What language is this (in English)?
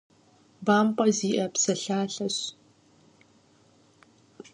Kabardian